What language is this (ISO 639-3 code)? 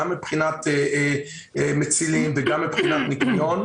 heb